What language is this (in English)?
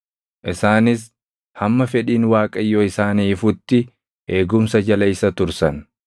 Oromo